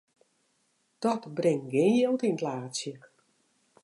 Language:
Western Frisian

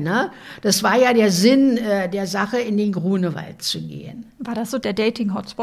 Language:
German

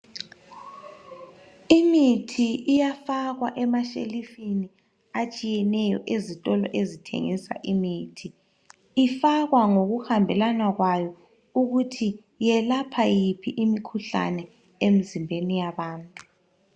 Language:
North Ndebele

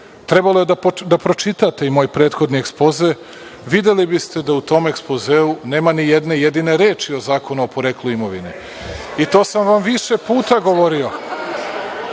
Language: Serbian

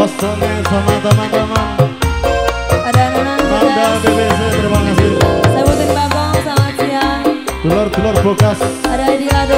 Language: Indonesian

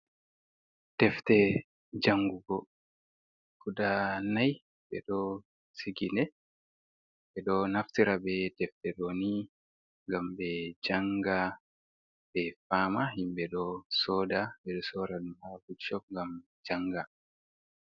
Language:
Fula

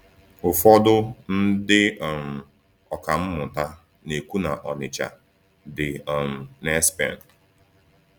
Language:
Igbo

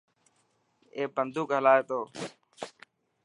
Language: Dhatki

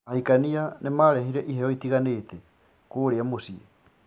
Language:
Kikuyu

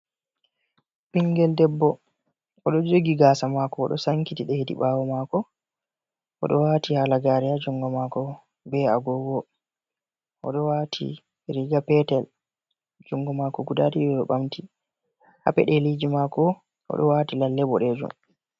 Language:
Fula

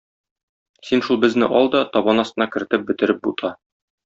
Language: Tatar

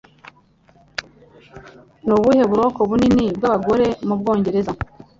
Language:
Kinyarwanda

